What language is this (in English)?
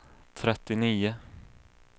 Swedish